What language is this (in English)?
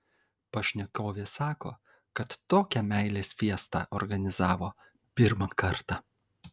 Lithuanian